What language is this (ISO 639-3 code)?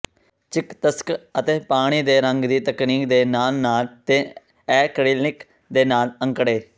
pan